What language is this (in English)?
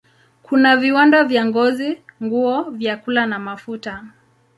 Swahili